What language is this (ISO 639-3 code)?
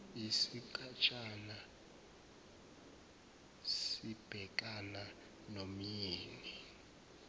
zul